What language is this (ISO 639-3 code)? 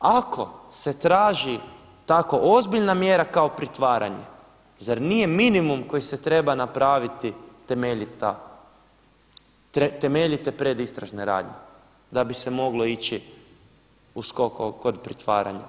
hrv